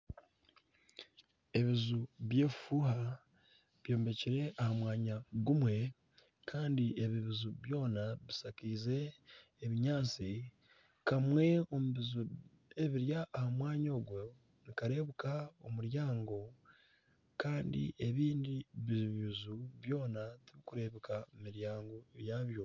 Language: Nyankole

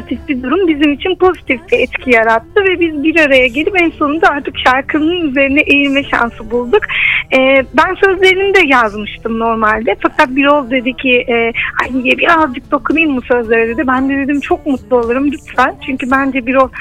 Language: Turkish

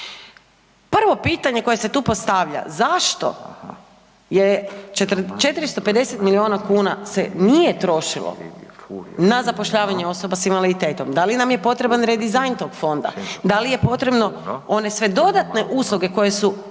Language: Croatian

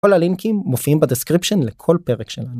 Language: Hebrew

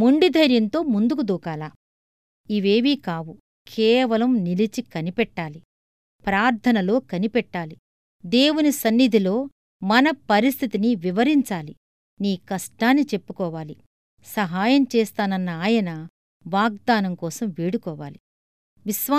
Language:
Telugu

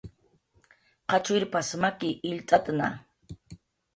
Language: Jaqaru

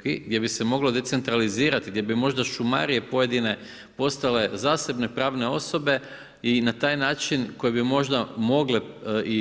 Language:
Croatian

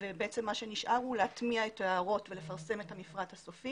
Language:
Hebrew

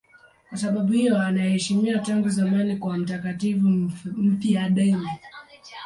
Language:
Swahili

